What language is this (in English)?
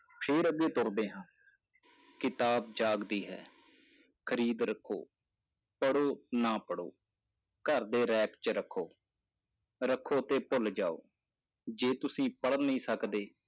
Punjabi